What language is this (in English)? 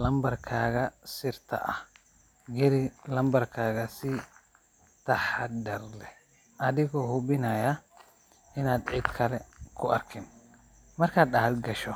Somali